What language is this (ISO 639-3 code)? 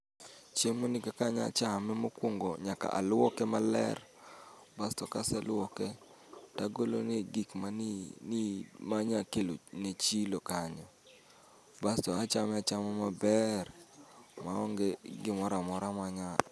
luo